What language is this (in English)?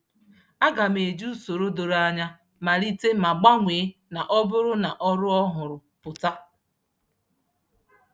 Igbo